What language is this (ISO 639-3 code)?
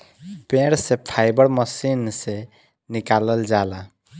bho